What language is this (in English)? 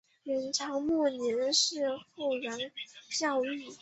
Chinese